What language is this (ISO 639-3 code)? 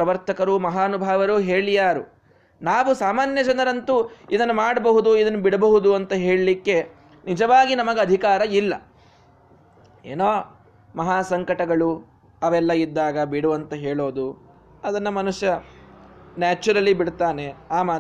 kan